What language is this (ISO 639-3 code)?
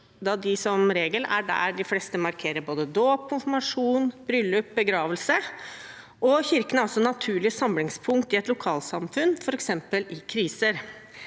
nor